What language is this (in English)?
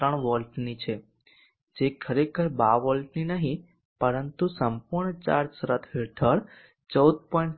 Gujarati